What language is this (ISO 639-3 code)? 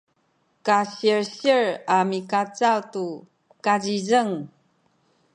szy